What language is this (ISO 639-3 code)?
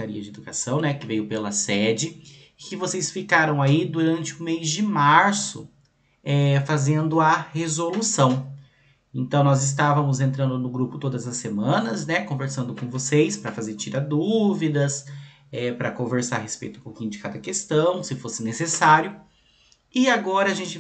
por